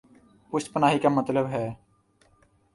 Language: Urdu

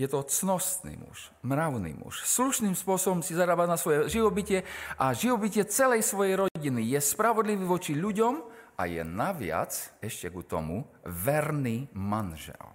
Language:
Slovak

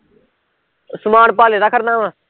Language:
Punjabi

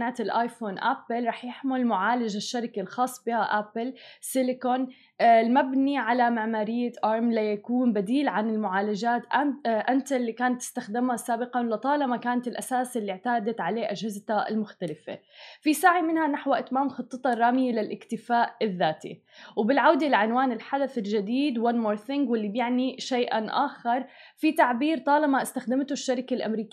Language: Arabic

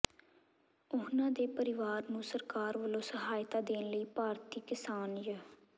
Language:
Punjabi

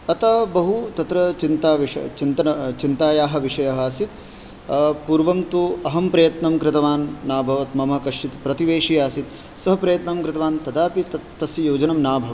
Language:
Sanskrit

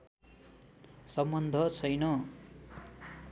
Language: Nepali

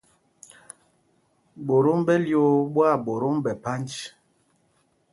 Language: Mpumpong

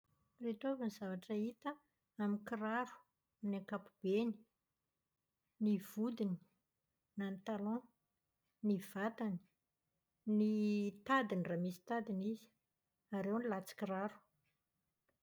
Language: Malagasy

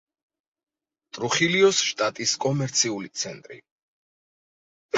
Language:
Georgian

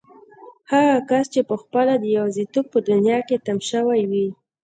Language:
Pashto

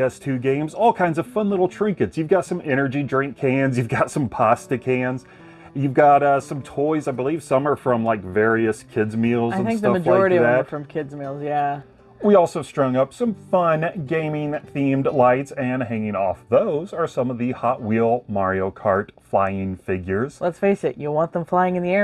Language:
English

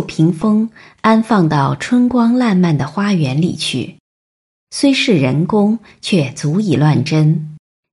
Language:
Chinese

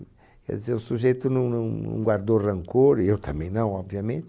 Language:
Portuguese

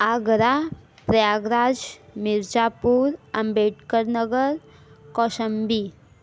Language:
Hindi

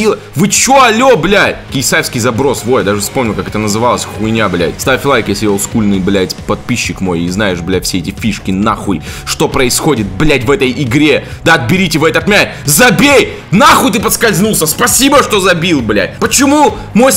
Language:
Russian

